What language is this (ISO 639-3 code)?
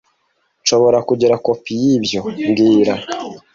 kin